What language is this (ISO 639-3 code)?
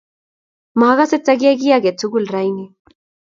kln